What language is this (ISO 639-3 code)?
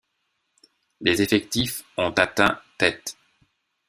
fra